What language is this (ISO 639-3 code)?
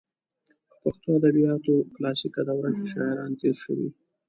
pus